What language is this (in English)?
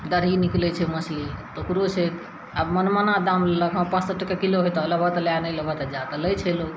Maithili